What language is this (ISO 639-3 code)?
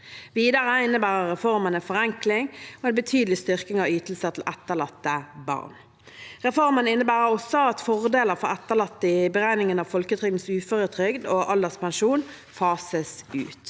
nor